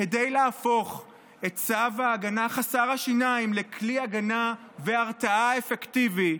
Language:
Hebrew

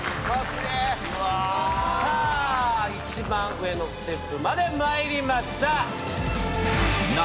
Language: Japanese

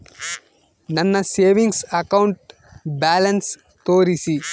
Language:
Kannada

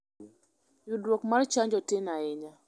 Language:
Luo (Kenya and Tanzania)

